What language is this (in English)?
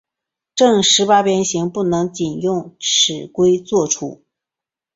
Chinese